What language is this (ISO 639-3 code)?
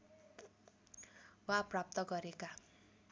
nep